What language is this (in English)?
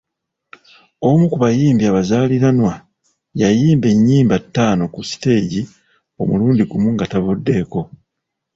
Ganda